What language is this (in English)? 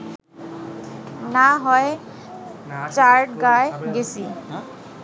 Bangla